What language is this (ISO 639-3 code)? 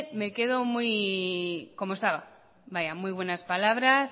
spa